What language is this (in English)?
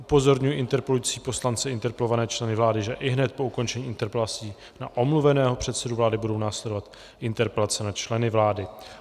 Czech